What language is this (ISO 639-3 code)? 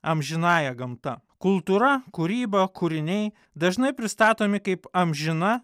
lit